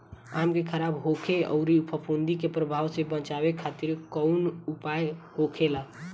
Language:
Bhojpuri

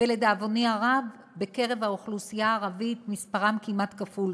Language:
Hebrew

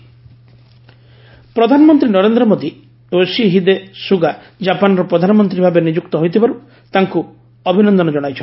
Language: Odia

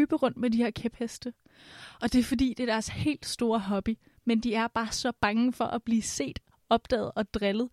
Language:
Danish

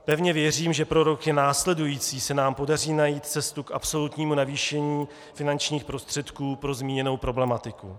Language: Czech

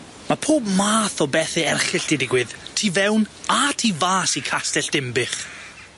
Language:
Welsh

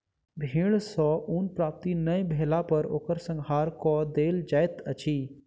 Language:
Maithili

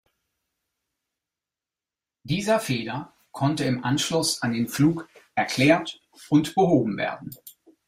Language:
German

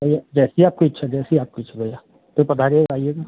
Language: Hindi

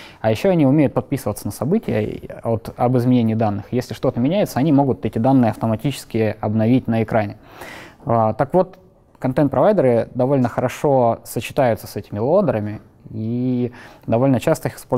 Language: Russian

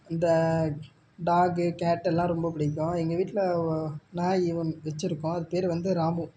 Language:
Tamil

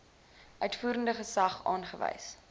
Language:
Afrikaans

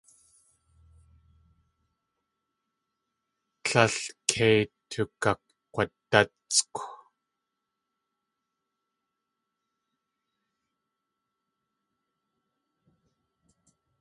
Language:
Tlingit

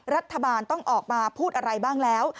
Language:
Thai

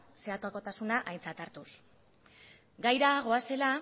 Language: Basque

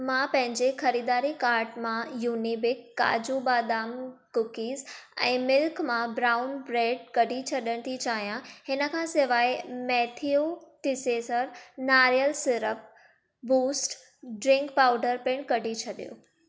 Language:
Sindhi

